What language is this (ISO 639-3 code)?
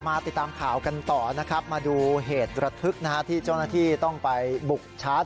tha